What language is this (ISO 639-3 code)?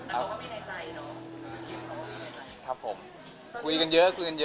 tha